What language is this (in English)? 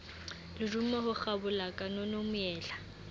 Southern Sotho